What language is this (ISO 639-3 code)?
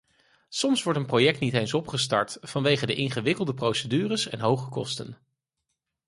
nld